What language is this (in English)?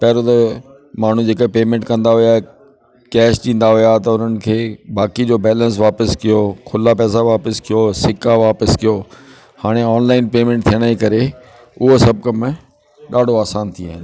Sindhi